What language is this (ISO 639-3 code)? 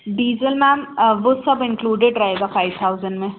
hin